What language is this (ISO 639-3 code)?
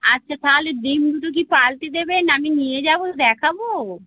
ben